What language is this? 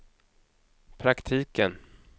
Swedish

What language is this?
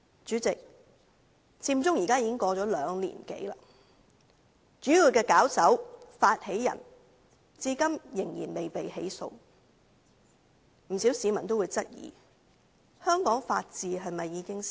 Cantonese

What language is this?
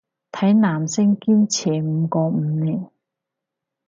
Cantonese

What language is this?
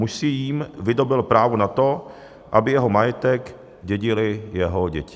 Czech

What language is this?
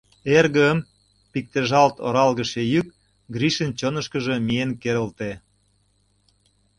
Mari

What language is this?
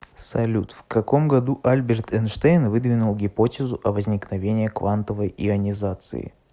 Russian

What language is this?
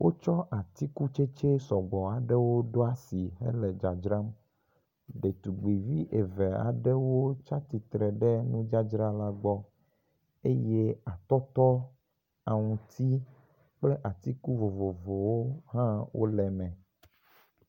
Ewe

